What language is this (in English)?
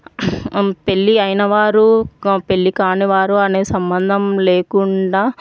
Telugu